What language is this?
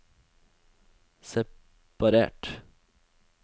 Norwegian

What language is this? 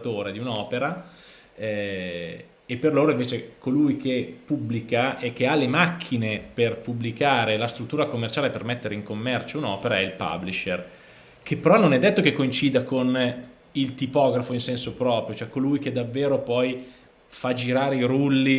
Italian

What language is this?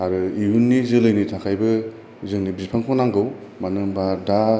Bodo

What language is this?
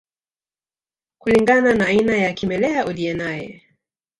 Swahili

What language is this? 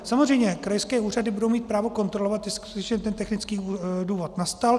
Czech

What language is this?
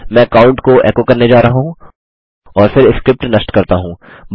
Hindi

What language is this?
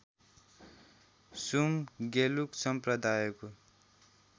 Nepali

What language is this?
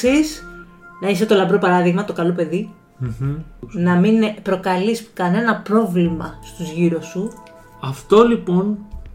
Greek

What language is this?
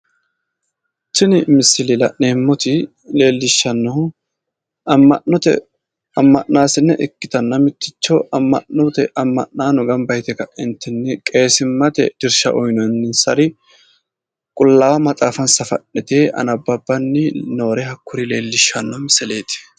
Sidamo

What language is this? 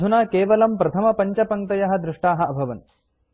Sanskrit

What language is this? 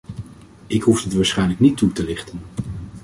Dutch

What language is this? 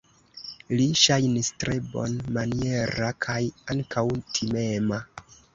Esperanto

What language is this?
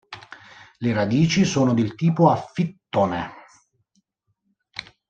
Italian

